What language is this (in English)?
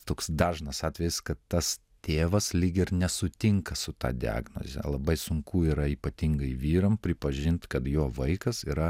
Lithuanian